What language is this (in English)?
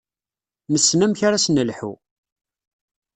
Kabyle